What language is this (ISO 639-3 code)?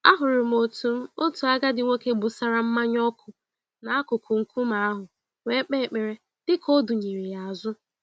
ibo